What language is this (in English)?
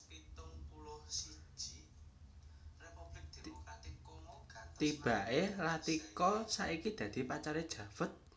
Javanese